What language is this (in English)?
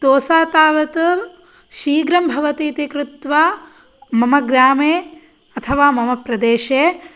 Sanskrit